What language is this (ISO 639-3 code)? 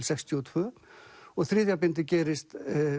isl